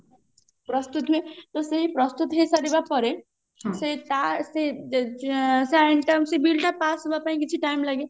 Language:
Odia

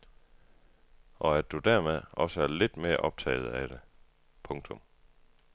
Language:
Danish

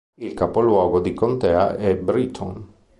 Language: Italian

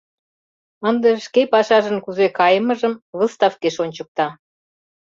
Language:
Mari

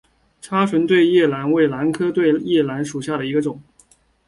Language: Chinese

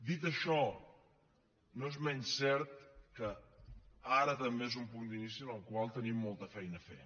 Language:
Catalan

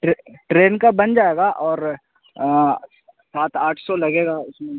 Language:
Urdu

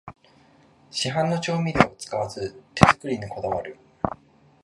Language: Japanese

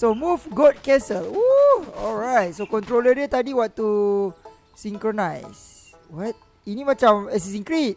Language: Malay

